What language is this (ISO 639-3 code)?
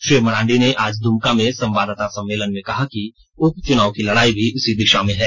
hin